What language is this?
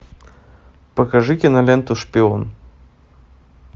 Russian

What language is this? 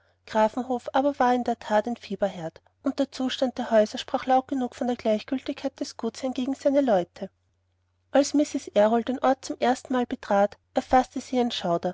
German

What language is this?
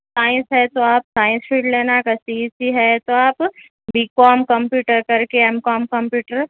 Urdu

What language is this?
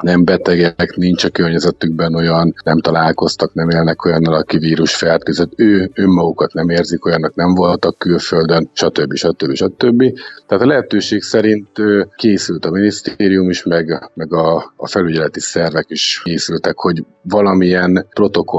Hungarian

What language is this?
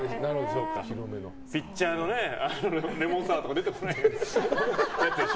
Japanese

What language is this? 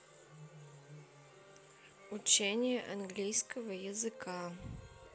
Russian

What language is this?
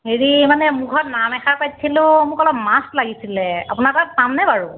Assamese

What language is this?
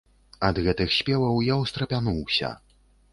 Belarusian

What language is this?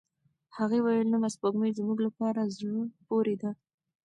Pashto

